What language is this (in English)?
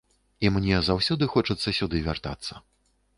Belarusian